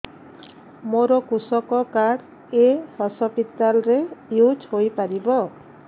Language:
Odia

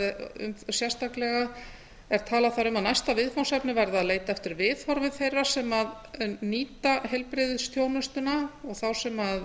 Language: Icelandic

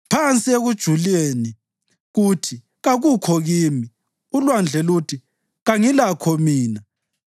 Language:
North Ndebele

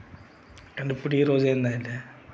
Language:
Telugu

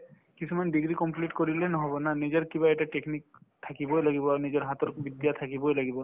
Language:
Assamese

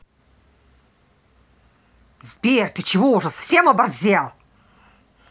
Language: Russian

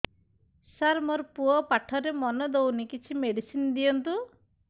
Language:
Odia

